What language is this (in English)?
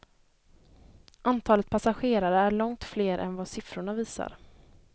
Swedish